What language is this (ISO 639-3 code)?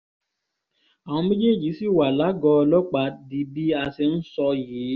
yor